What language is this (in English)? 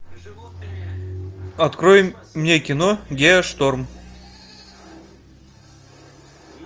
Russian